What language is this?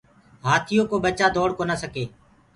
Gurgula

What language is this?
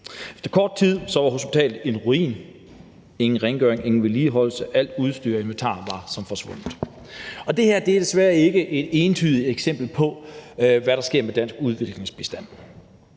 Danish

